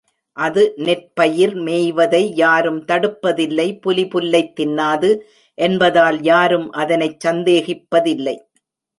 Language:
Tamil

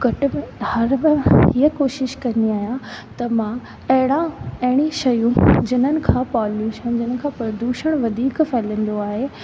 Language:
Sindhi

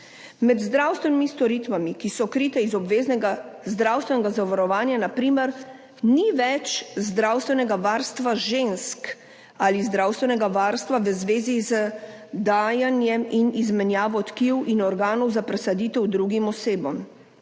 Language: Slovenian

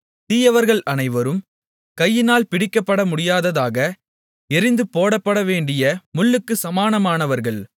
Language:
Tamil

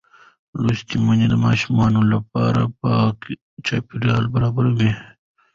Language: Pashto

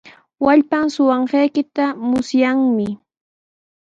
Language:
Sihuas Ancash Quechua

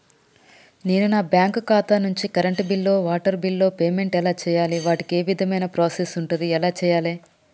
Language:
Telugu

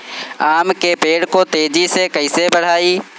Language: Bhojpuri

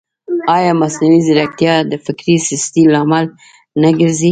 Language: Pashto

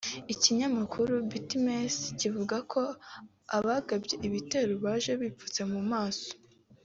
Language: Kinyarwanda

